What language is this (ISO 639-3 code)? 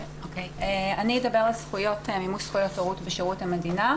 heb